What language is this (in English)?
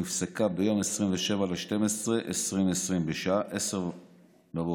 Hebrew